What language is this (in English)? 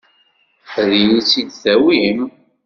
Kabyle